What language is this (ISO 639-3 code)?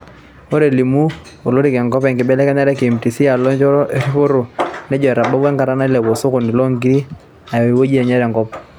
mas